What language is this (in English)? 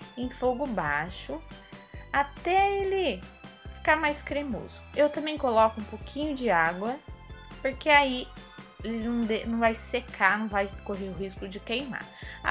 Portuguese